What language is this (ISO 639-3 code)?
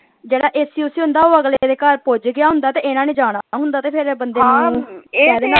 pan